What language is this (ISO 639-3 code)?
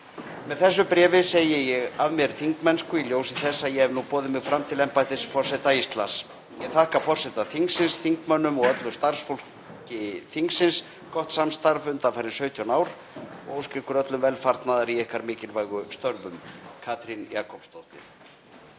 isl